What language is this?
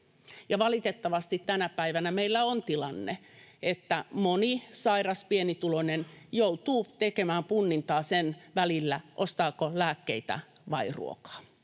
Finnish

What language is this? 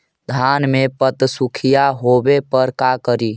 Magahi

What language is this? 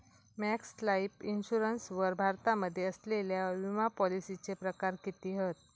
Marathi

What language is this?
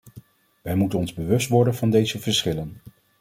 Dutch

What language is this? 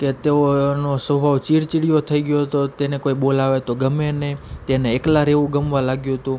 Gujarati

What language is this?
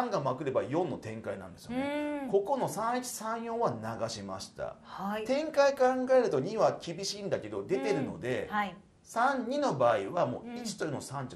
Japanese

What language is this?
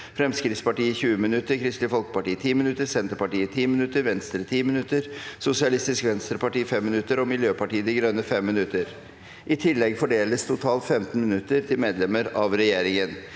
Norwegian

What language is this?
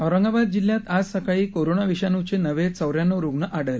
Marathi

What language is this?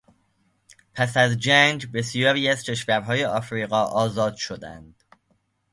Persian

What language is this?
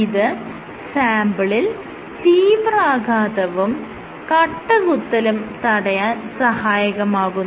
Malayalam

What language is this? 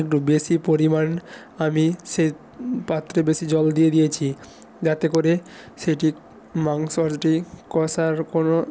Bangla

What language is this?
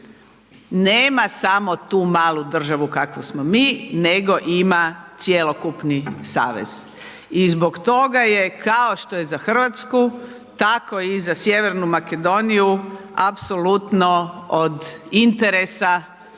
Croatian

